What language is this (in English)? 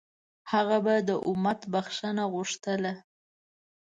Pashto